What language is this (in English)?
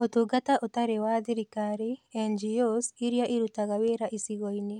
Kikuyu